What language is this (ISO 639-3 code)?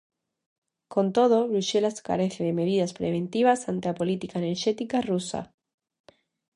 glg